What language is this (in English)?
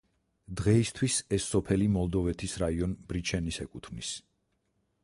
Georgian